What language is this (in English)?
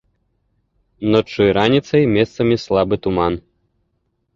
Belarusian